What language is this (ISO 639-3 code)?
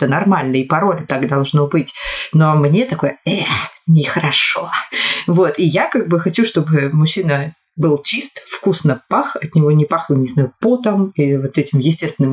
rus